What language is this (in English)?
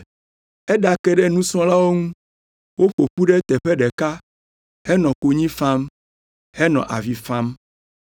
Ewe